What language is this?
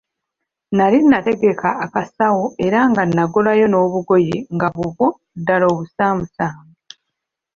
Ganda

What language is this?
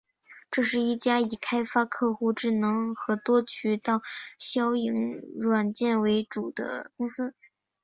Chinese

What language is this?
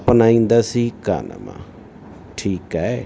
Sindhi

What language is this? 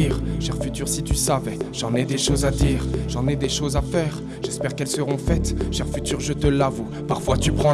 French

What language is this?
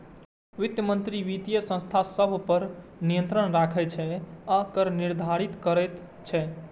Maithili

